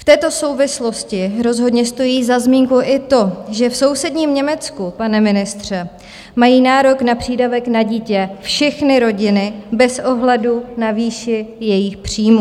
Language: Czech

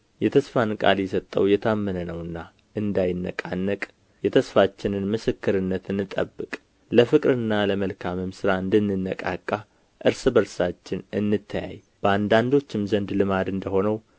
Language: Amharic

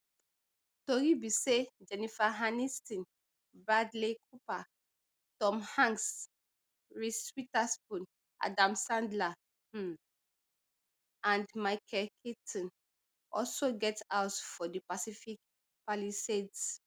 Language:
Nigerian Pidgin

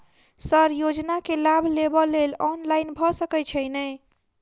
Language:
Maithili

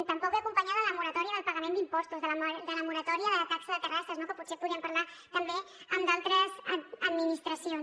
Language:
Catalan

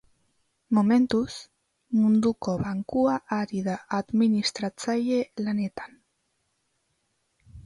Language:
Basque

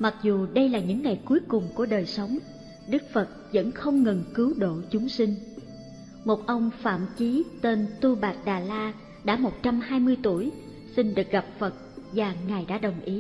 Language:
Vietnamese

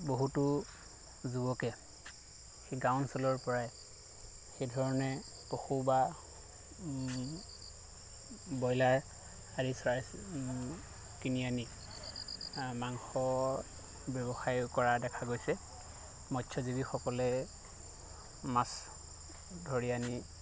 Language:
Assamese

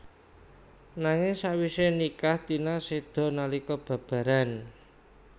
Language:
Javanese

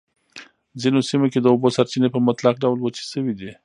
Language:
Pashto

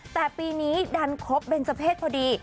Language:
Thai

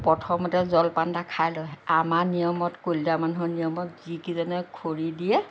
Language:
Assamese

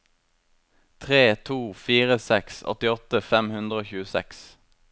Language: Norwegian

